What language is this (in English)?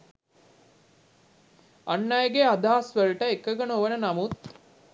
Sinhala